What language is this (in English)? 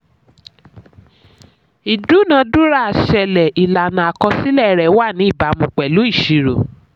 Yoruba